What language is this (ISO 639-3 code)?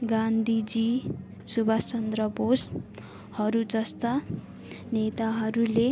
nep